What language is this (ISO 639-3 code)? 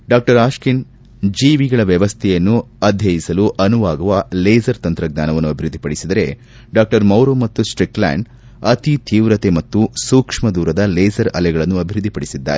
kan